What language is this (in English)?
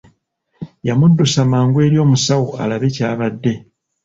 Ganda